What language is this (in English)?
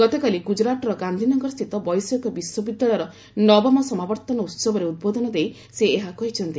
Odia